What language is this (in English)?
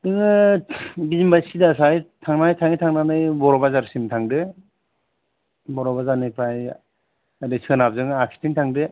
Bodo